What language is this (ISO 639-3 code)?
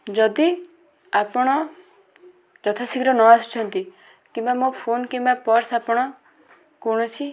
ori